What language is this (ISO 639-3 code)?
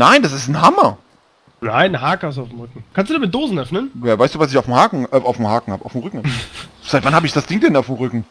deu